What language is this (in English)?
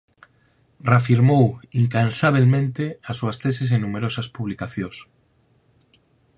Galician